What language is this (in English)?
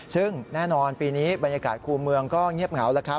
Thai